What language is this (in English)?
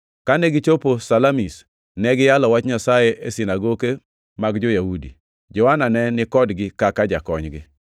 Luo (Kenya and Tanzania)